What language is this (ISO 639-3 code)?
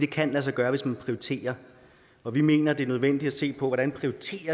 dan